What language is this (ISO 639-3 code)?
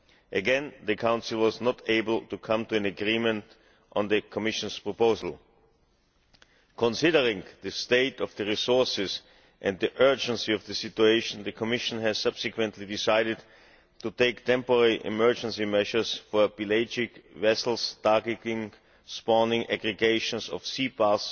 eng